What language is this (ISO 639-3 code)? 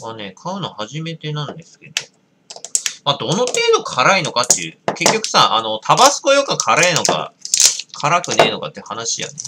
jpn